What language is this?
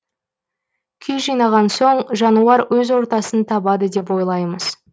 Kazakh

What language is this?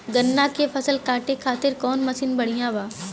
Bhojpuri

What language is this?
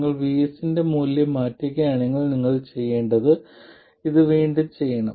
Malayalam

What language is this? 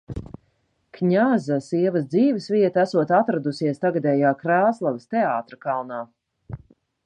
Latvian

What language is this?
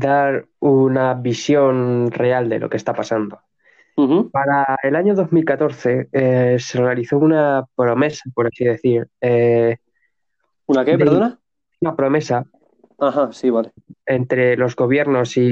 Spanish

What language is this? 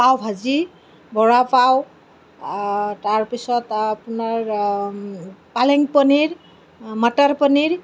Assamese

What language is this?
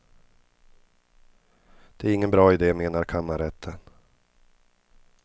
Swedish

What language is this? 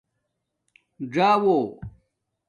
Domaaki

